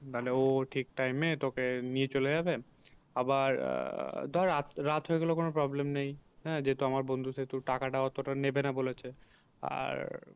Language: Bangla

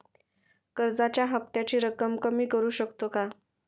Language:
Marathi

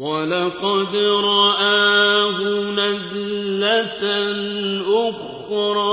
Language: Arabic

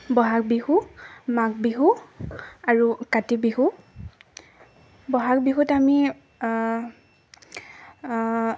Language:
Assamese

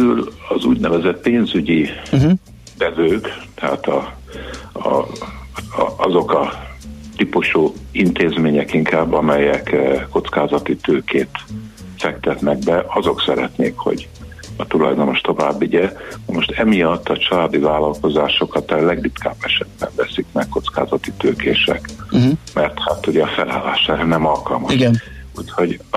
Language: Hungarian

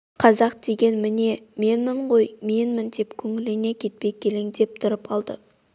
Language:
Kazakh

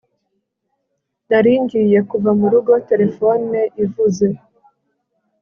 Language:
Kinyarwanda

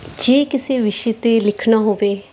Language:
Punjabi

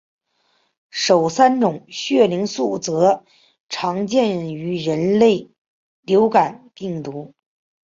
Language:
Chinese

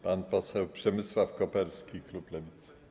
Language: Polish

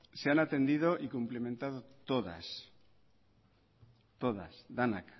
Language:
Spanish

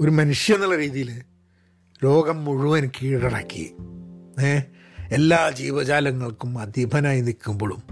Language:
Malayalam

